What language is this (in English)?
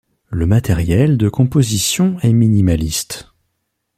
French